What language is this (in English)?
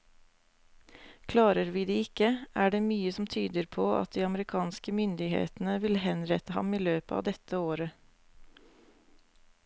Norwegian